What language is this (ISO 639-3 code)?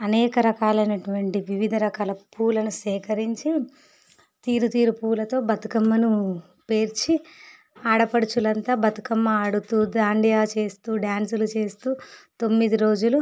tel